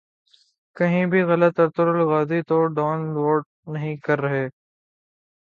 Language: Urdu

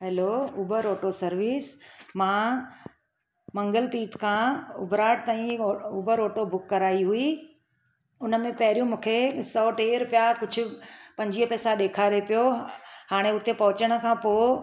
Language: Sindhi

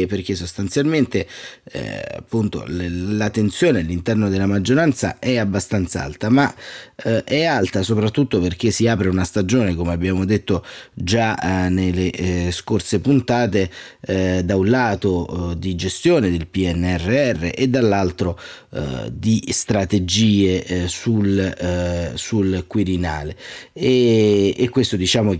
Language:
Italian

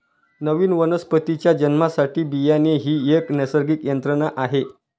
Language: Marathi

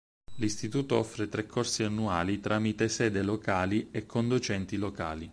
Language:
Italian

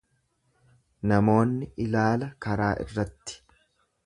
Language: Oromo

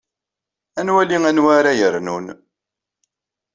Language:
Kabyle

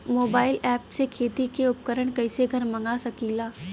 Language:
Bhojpuri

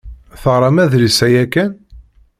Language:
Kabyle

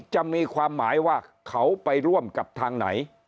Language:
Thai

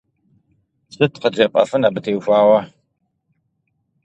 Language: Kabardian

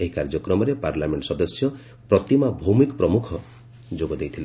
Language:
Odia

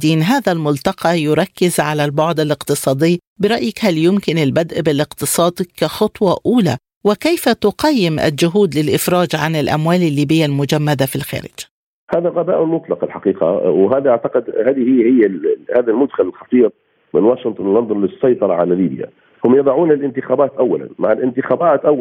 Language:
Arabic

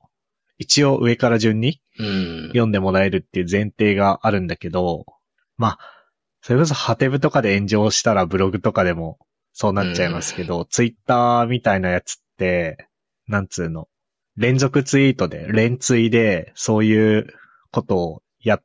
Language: Japanese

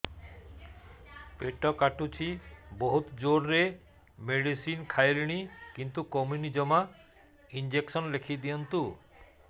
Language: Odia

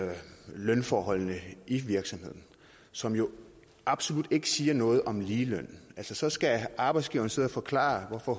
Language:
Danish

